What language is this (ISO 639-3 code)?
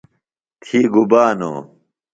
phl